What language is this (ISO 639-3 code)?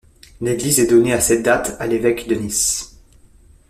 fra